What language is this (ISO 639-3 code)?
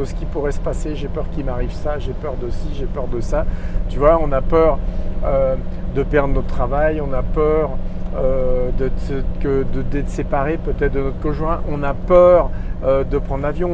fra